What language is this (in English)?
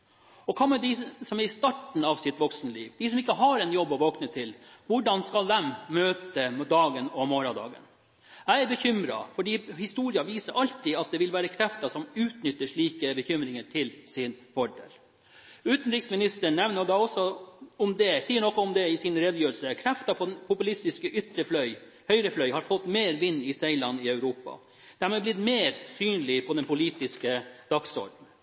Norwegian Bokmål